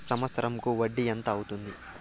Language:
Telugu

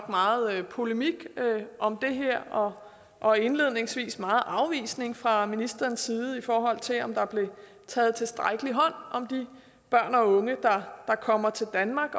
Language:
Danish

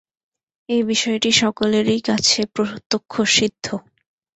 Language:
Bangla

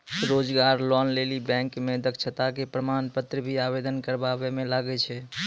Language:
Maithili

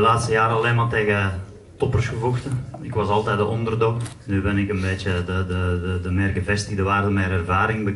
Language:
Dutch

